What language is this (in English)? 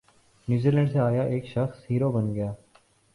Urdu